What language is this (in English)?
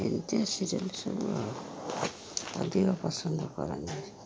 Odia